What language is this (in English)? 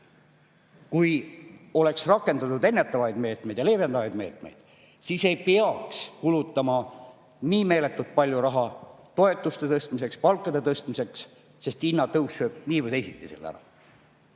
Estonian